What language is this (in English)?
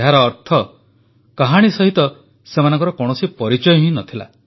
Odia